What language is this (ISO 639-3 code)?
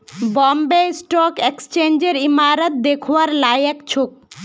mag